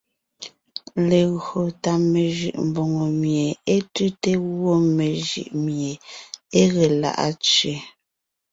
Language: Ngiemboon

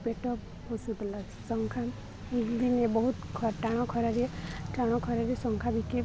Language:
Odia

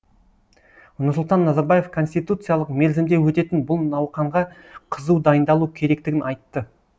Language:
Kazakh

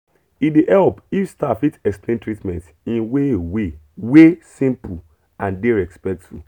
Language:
Nigerian Pidgin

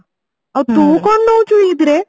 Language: Odia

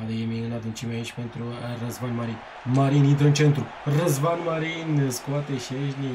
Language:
Romanian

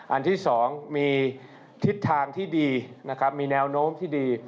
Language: Thai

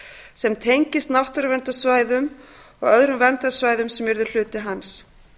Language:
Icelandic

